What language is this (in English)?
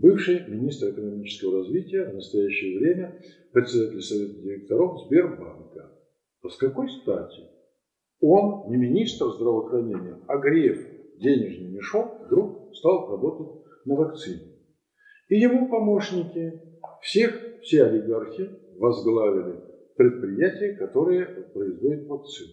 Russian